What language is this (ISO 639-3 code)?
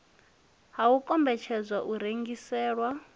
ven